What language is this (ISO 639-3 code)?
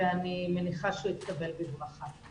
heb